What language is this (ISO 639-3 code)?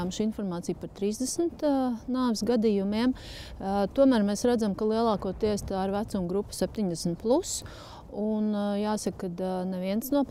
lav